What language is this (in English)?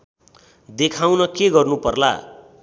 Nepali